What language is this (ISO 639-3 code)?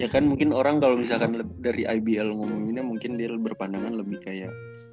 ind